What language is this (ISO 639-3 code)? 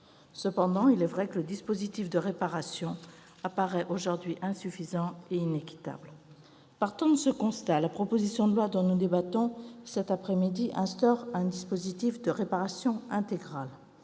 fra